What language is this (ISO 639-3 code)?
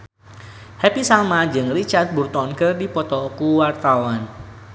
sun